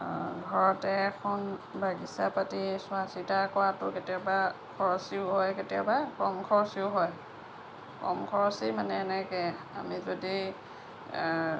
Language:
Assamese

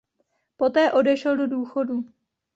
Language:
Czech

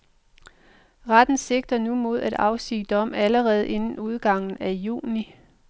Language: Danish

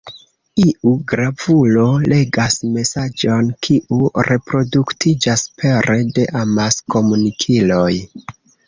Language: Esperanto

